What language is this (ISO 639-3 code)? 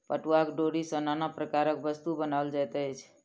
mai